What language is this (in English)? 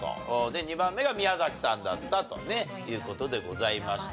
Japanese